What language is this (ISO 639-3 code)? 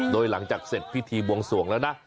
tha